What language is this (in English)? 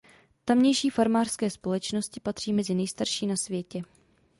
Czech